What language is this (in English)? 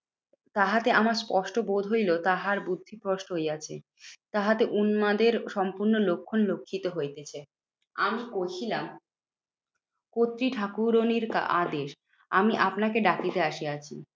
Bangla